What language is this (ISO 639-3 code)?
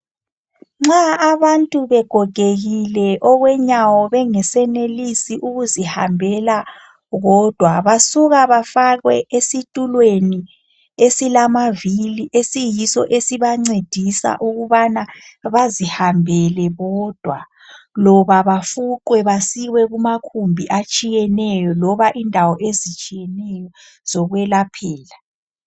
nde